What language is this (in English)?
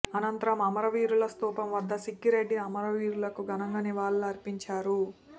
Telugu